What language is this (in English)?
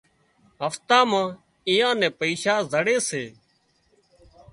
Wadiyara Koli